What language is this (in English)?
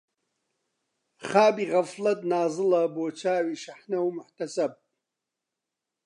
Central Kurdish